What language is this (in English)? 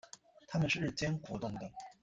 Chinese